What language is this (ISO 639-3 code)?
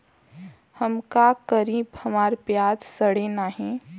bho